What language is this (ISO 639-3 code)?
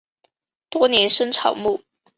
zho